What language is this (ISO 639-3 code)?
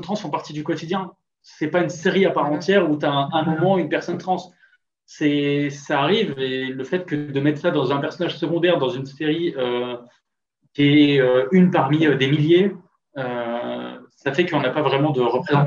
fra